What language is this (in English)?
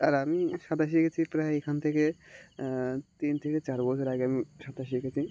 Bangla